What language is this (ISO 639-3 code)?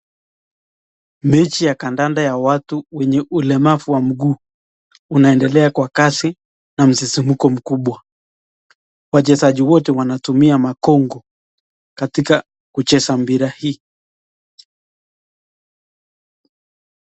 swa